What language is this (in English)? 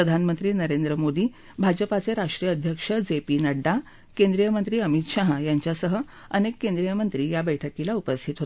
Marathi